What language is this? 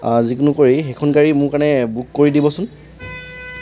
Assamese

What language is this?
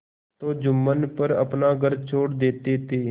Hindi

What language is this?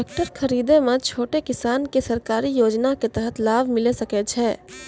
Maithili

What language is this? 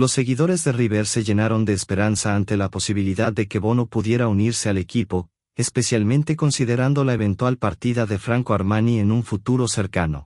Spanish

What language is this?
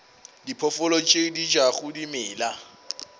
Northern Sotho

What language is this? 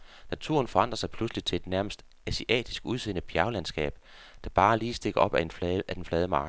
Danish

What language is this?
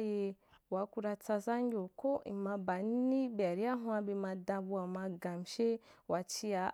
Wapan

